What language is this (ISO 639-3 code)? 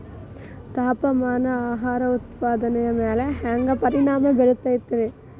kan